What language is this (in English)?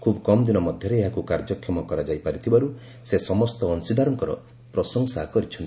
Odia